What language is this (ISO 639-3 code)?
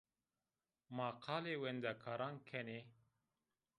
zza